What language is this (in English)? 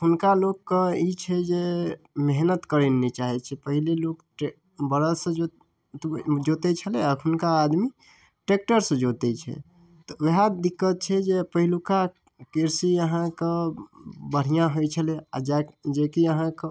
Maithili